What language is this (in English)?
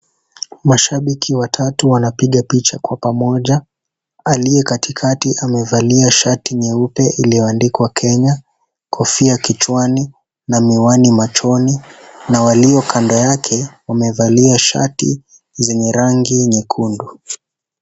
Swahili